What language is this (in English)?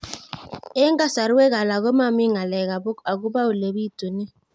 Kalenjin